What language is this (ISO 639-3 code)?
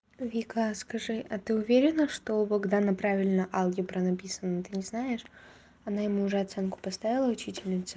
rus